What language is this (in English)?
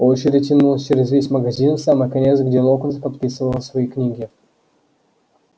Russian